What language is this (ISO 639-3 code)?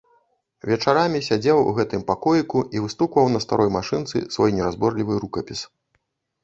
bel